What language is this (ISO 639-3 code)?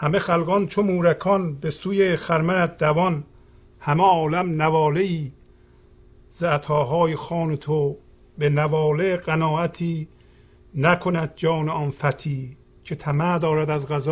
fas